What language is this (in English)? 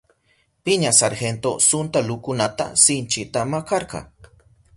Southern Pastaza Quechua